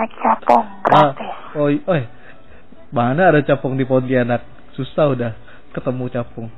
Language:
Indonesian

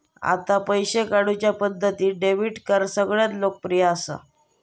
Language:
Marathi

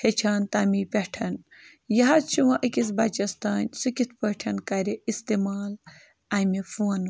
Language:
Kashmiri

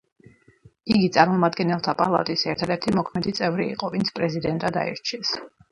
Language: Georgian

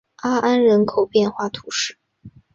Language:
Chinese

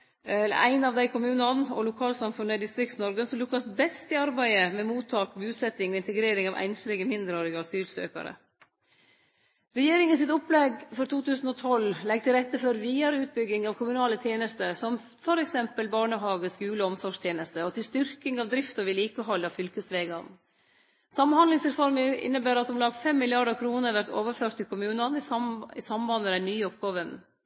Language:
Norwegian Nynorsk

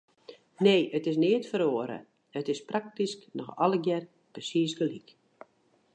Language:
Western Frisian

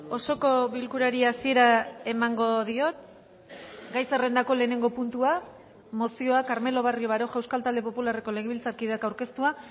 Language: Basque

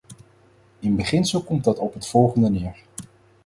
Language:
Dutch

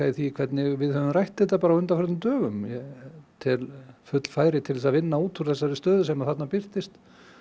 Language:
Icelandic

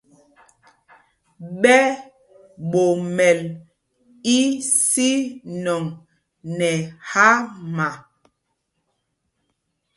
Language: Mpumpong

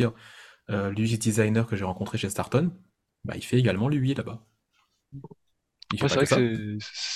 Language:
French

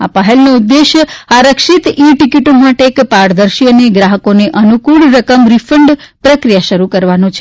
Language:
Gujarati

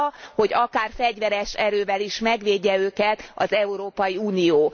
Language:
Hungarian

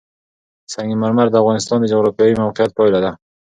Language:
Pashto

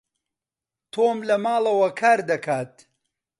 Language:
Central Kurdish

